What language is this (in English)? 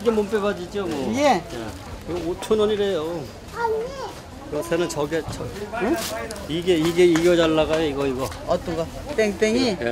Korean